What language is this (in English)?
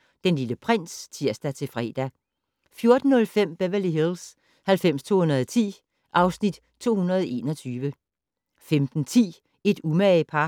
Danish